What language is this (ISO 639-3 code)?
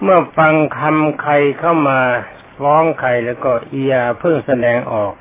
tha